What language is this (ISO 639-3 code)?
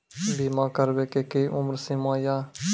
mai